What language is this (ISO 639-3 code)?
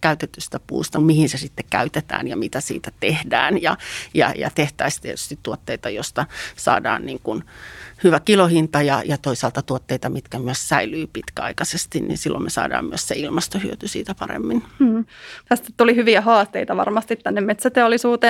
fin